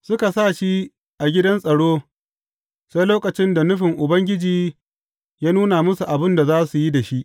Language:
Hausa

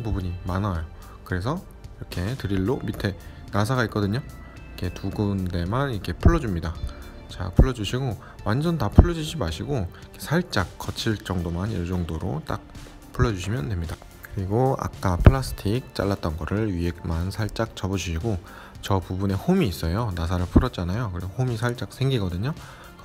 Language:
Korean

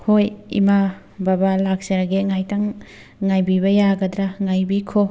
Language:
Manipuri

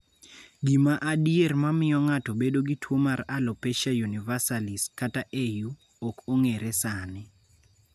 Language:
Luo (Kenya and Tanzania)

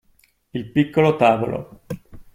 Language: Italian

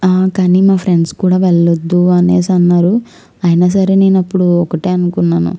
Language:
Telugu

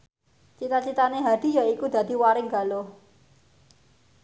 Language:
Javanese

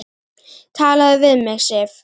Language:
Icelandic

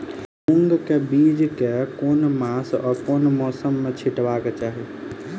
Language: Maithili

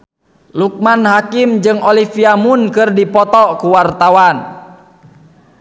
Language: Sundanese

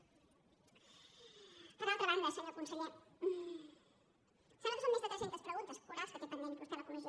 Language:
Catalan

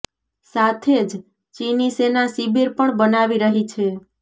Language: Gujarati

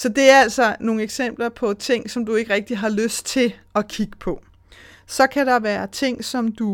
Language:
Danish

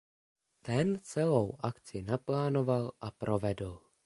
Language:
Czech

